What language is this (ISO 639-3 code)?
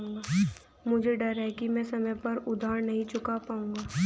hin